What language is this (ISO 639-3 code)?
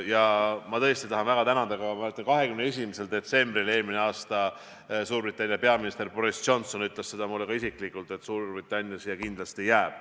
est